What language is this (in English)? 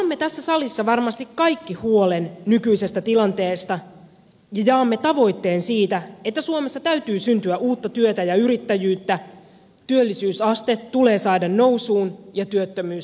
Finnish